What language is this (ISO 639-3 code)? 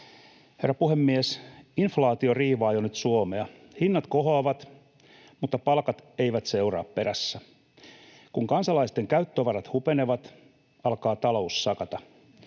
fin